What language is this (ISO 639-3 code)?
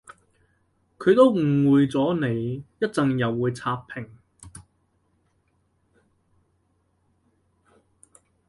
yue